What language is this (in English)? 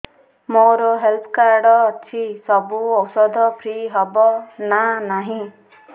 Odia